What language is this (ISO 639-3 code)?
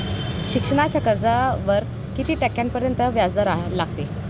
mar